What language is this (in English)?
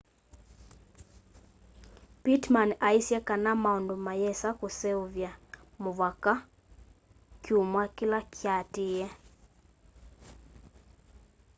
Kamba